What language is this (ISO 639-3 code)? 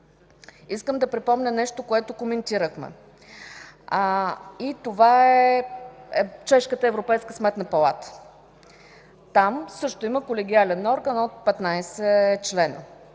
bul